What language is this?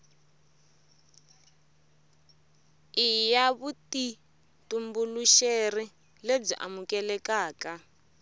Tsonga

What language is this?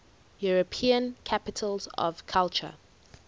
English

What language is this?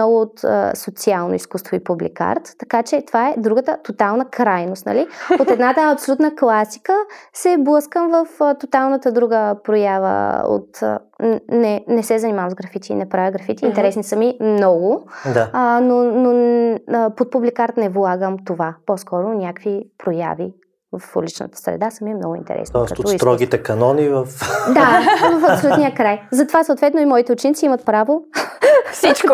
Bulgarian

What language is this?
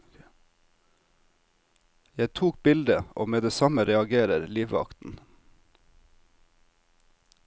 Norwegian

